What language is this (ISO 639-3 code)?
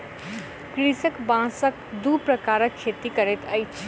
mai